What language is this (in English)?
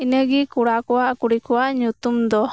Santali